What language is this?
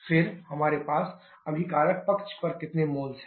Hindi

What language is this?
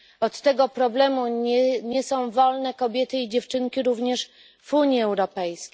Polish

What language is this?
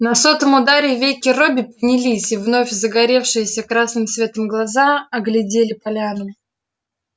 Russian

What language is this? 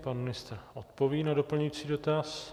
Czech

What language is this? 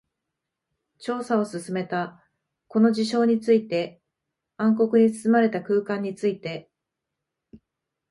Japanese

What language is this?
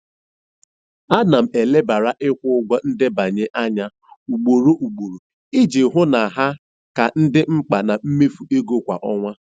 Igbo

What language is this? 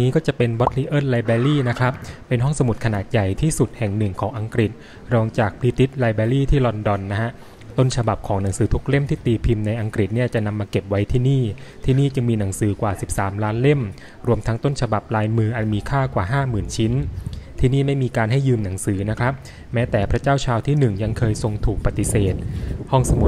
Thai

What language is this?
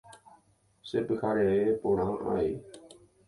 Guarani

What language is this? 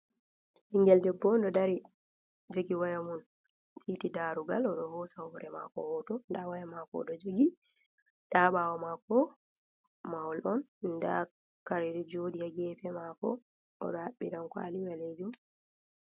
Fula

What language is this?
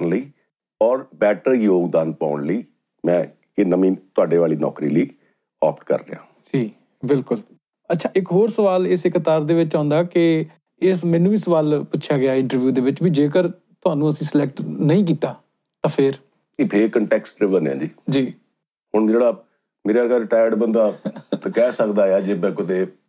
Punjabi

